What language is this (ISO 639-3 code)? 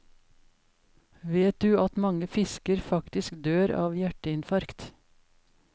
nor